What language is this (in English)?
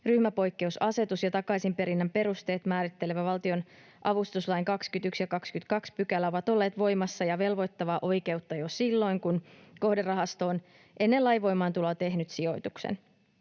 Finnish